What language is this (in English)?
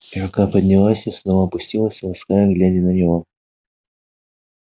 Russian